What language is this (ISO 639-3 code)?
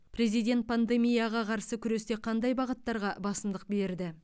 kaz